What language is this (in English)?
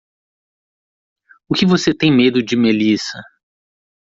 Portuguese